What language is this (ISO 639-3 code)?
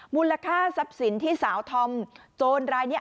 tha